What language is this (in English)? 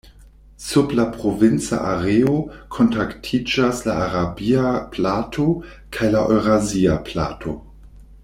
Esperanto